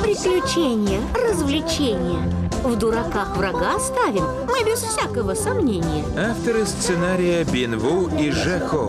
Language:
Russian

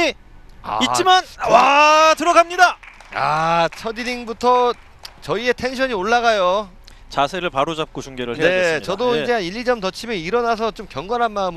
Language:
Korean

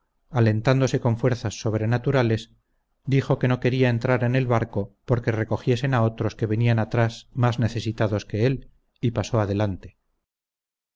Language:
Spanish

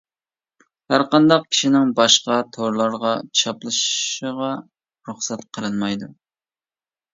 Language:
Uyghur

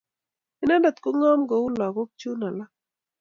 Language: Kalenjin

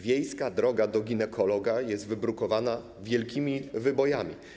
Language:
Polish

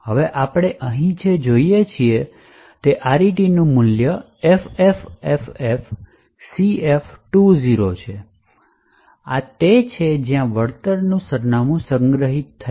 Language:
Gujarati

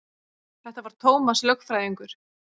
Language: Icelandic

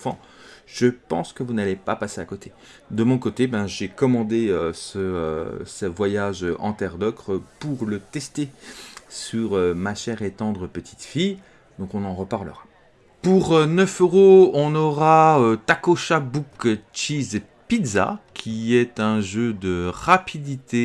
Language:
French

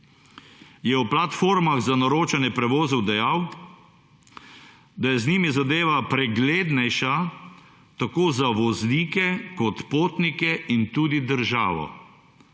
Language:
Slovenian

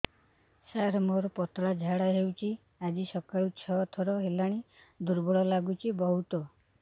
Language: Odia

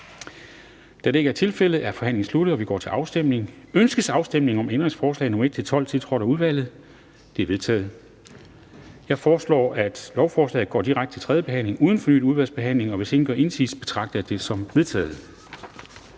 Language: Danish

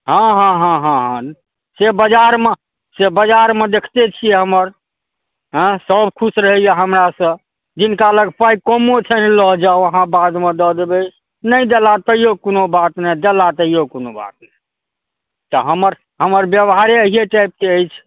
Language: Maithili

